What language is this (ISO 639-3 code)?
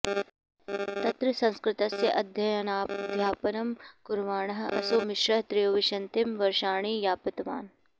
san